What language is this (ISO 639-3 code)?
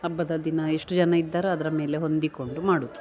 kan